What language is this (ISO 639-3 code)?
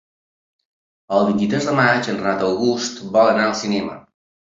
cat